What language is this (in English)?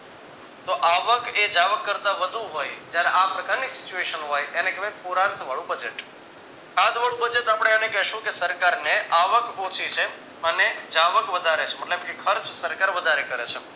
Gujarati